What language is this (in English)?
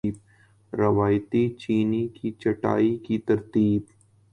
Urdu